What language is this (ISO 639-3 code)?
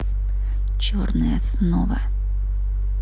rus